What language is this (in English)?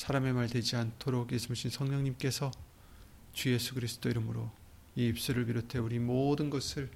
Korean